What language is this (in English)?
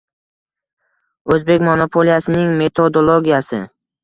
Uzbek